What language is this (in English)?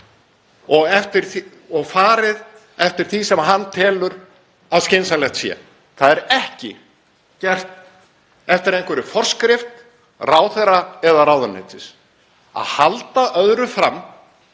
Icelandic